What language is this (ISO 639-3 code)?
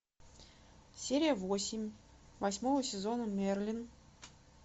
rus